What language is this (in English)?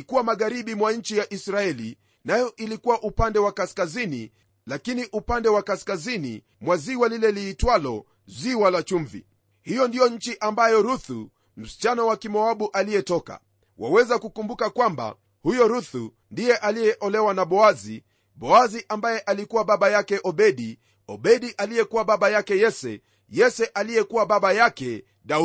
Swahili